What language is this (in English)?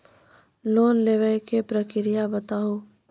Maithili